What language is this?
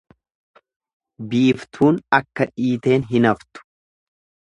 Oromo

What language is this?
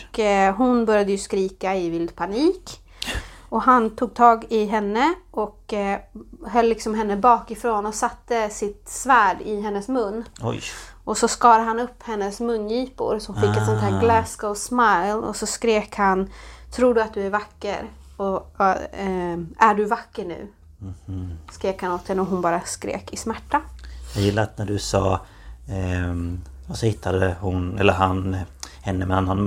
Swedish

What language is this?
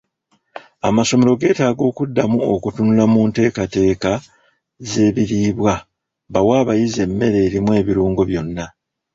Ganda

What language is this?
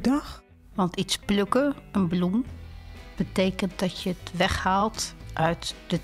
Dutch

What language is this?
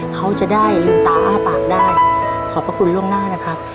Thai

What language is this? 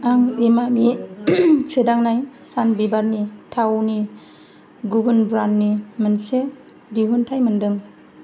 Bodo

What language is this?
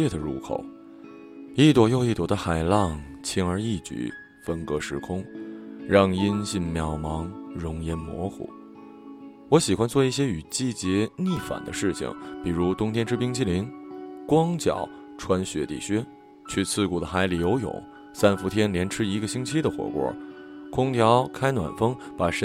Chinese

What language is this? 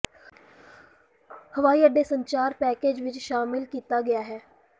Punjabi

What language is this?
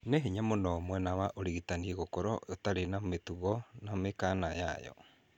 Kikuyu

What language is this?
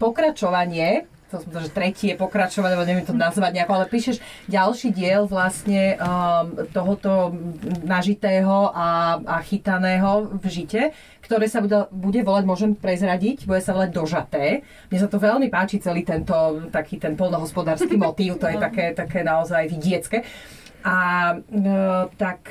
Slovak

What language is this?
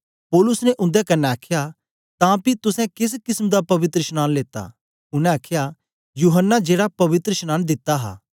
Dogri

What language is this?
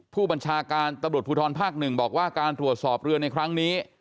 Thai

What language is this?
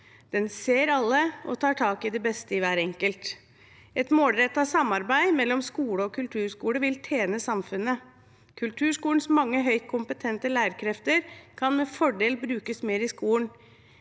Norwegian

